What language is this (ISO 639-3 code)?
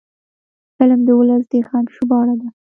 pus